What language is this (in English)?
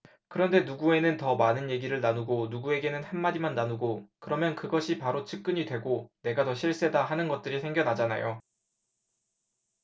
Korean